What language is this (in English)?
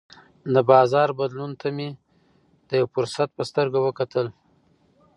Pashto